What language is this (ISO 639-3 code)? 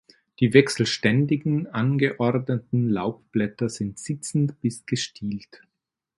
deu